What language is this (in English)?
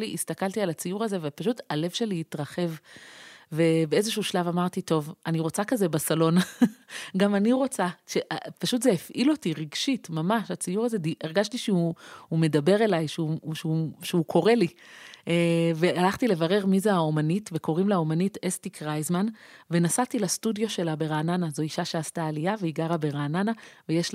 Hebrew